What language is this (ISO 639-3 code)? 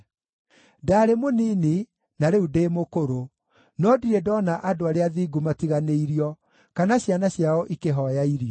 kik